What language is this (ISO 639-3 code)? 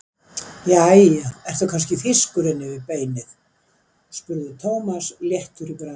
isl